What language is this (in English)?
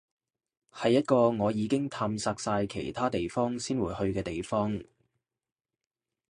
Cantonese